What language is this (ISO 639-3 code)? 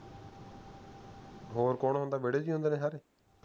pan